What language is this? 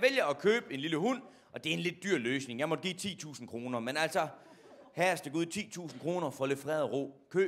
Danish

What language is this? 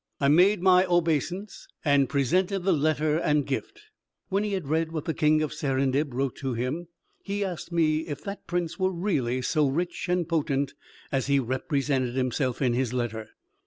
English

